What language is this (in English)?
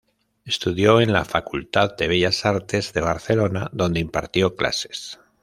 Spanish